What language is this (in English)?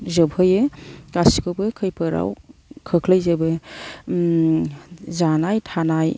Bodo